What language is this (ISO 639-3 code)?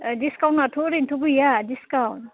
brx